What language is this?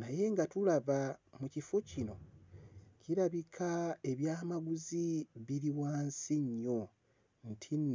Ganda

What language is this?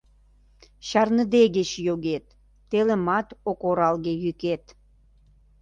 Mari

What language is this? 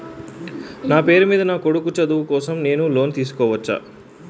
Telugu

